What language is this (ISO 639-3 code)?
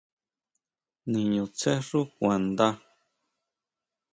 mau